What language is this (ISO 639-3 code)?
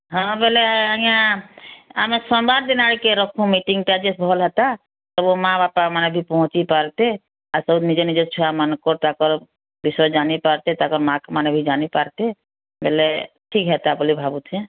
ori